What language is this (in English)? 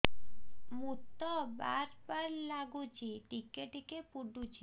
Odia